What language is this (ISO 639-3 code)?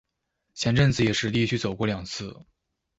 zho